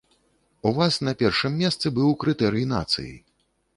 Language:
Belarusian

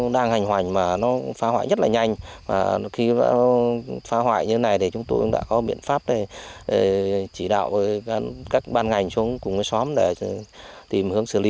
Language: Vietnamese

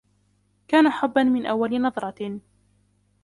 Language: Arabic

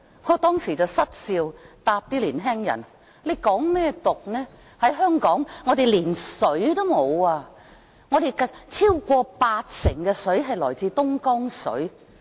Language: Cantonese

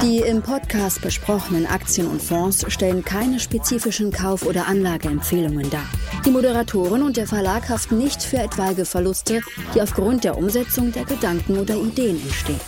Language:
German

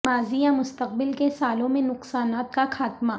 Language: Urdu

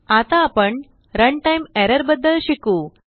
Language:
Marathi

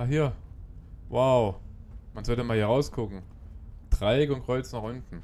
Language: German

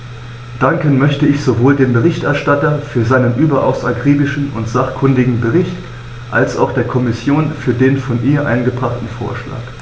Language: German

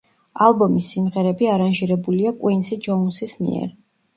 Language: Georgian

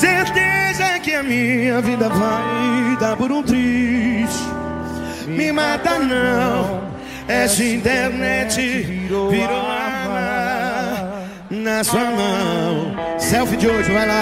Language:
Portuguese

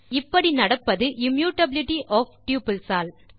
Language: Tamil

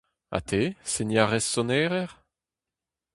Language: Breton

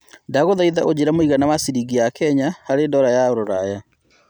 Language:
Kikuyu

